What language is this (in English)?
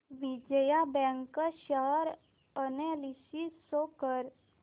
Marathi